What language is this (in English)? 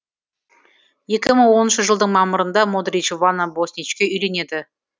Kazakh